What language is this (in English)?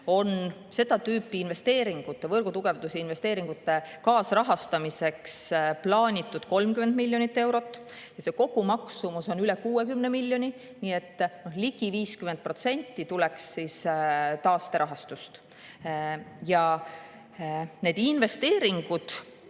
Estonian